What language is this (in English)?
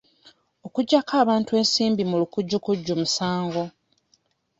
Ganda